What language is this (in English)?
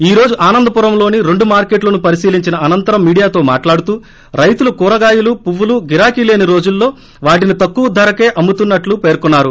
Telugu